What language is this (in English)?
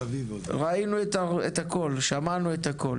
Hebrew